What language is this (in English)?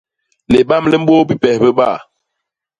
Basaa